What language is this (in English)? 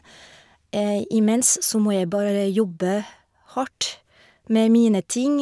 Norwegian